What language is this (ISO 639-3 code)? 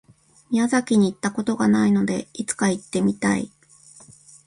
jpn